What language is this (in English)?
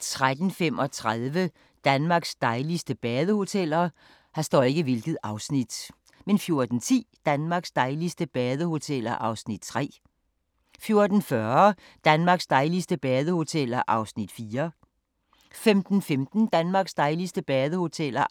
Danish